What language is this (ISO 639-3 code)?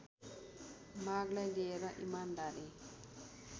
nep